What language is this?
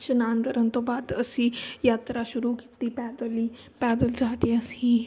Punjabi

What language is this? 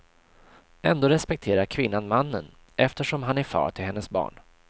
Swedish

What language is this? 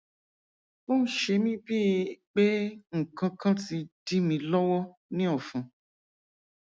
Yoruba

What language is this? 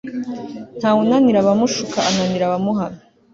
Kinyarwanda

